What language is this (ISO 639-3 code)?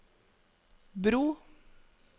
nor